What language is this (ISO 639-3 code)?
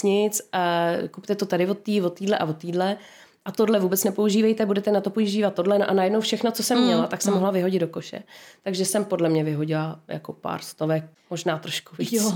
ces